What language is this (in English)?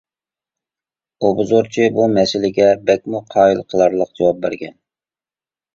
Uyghur